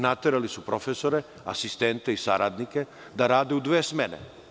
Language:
Serbian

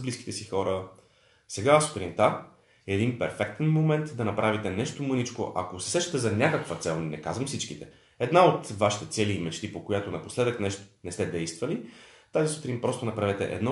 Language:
Bulgarian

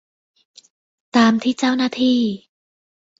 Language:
Thai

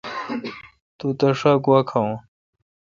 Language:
Kalkoti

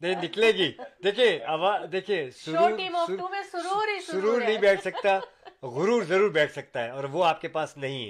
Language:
Urdu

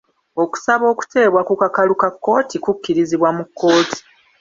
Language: Ganda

